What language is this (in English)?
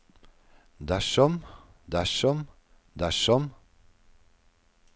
Norwegian